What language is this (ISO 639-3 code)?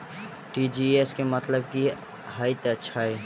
mai